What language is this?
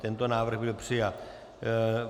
Czech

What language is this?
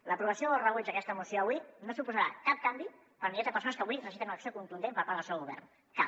Catalan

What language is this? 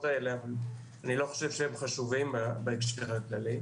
Hebrew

